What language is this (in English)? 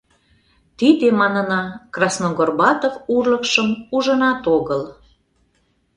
Mari